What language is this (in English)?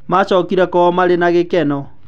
Kikuyu